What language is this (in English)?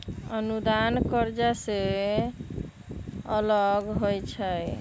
Magahi